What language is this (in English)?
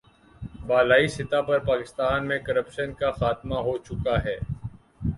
Urdu